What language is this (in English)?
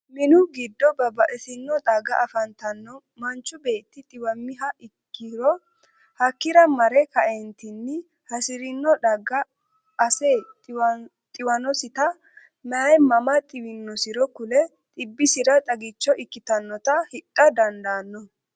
Sidamo